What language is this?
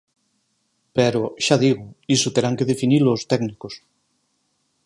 Galician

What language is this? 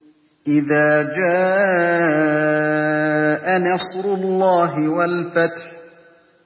Arabic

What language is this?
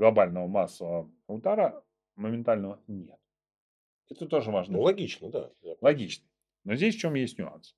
Russian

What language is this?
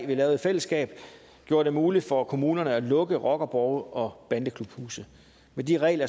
Danish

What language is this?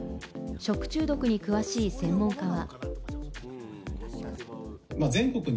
Japanese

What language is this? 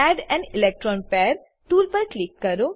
Gujarati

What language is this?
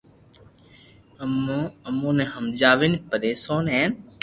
Loarki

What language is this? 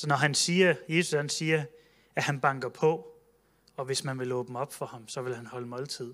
Danish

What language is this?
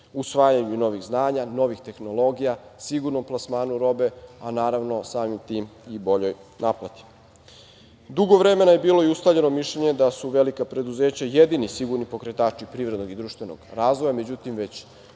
Serbian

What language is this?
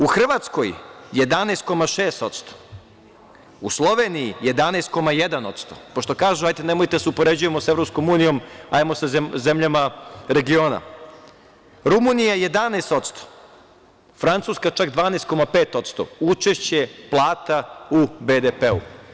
Serbian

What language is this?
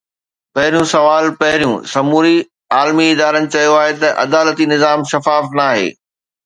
Sindhi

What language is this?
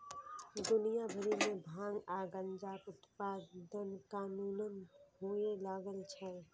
Maithili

